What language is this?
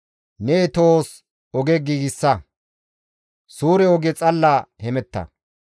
Gamo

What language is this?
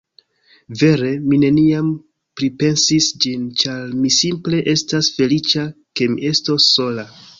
Esperanto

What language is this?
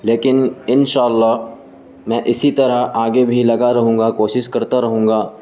Urdu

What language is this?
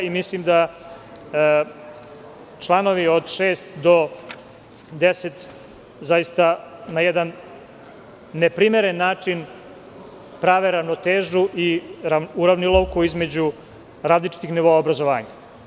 Serbian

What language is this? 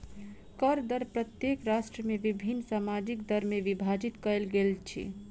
Maithili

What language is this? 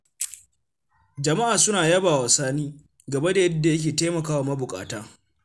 Hausa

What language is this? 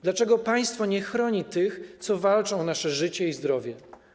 Polish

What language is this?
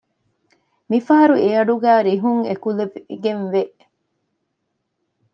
Divehi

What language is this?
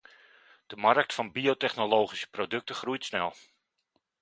Dutch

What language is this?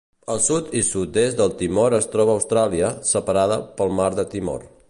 Catalan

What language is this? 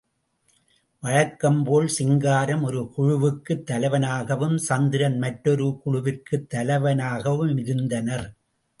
Tamil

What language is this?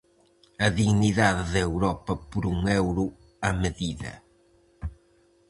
Galician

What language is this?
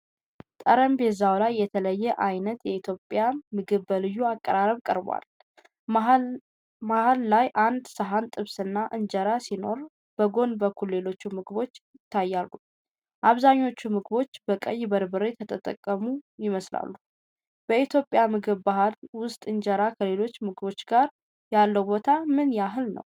Amharic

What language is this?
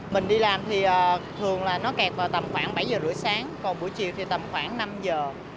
Vietnamese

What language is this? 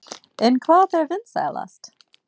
Icelandic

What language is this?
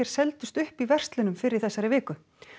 Icelandic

